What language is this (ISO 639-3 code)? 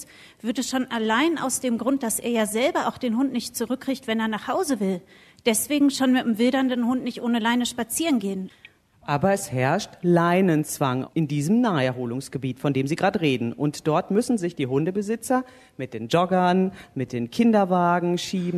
deu